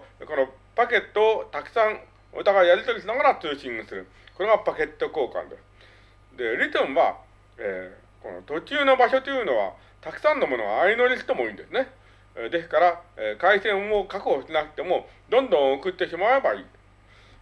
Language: Japanese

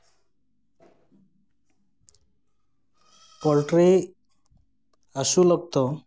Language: Santali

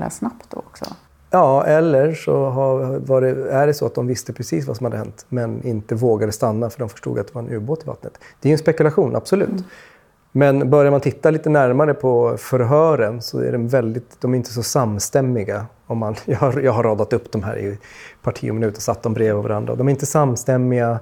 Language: Swedish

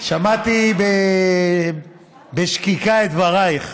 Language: Hebrew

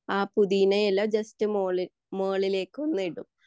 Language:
Malayalam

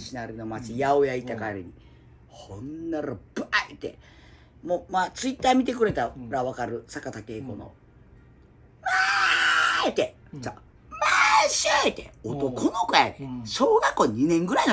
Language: Japanese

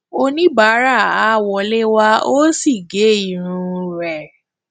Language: Yoruba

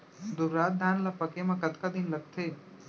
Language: Chhattisgarhi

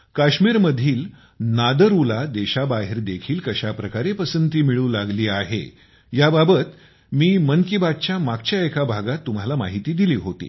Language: Marathi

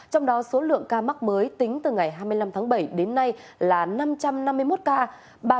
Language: Vietnamese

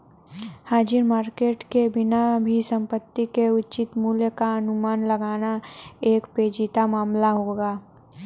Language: Hindi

